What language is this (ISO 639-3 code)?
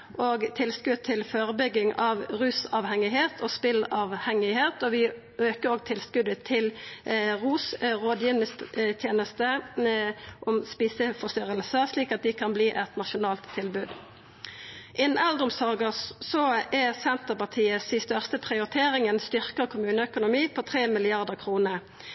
nno